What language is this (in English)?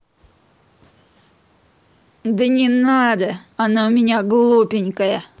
Russian